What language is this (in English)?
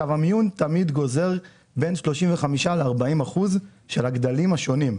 Hebrew